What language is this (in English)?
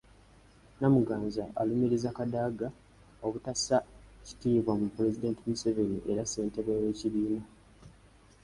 Ganda